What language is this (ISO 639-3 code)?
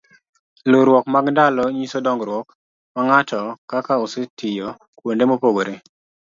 luo